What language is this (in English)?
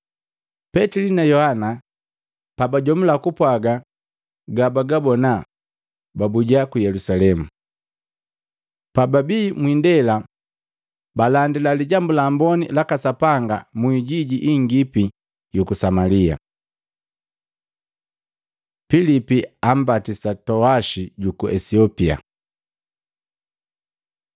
Matengo